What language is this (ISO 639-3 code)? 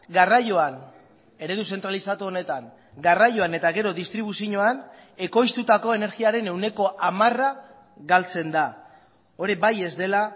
eus